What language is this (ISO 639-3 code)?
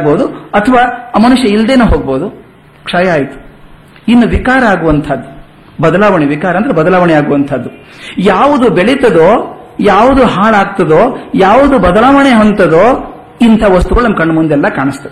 kan